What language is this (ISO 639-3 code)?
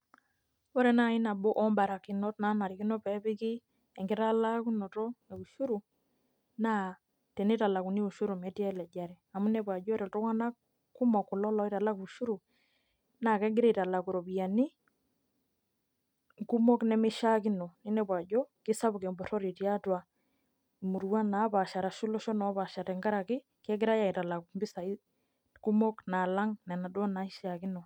mas